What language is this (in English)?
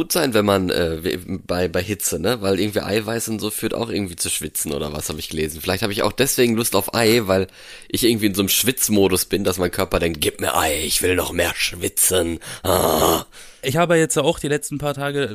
German